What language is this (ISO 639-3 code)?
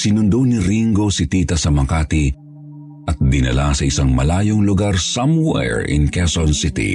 fil